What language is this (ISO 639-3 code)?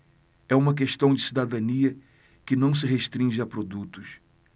por